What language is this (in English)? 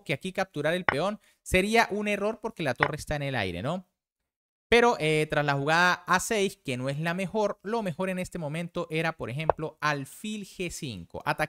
Spanish